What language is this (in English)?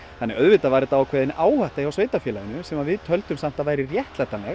Icelandic